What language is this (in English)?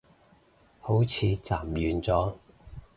Cantonese